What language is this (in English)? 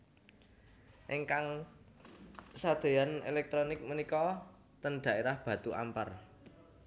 Javanese